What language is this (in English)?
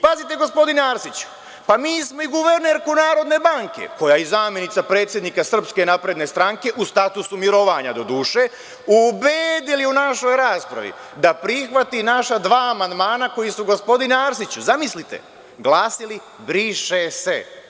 Serbian